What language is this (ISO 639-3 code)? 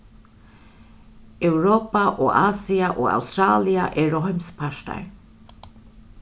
fao